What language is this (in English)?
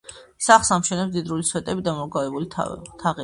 Georgian